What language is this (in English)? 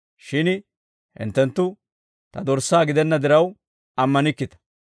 Dawro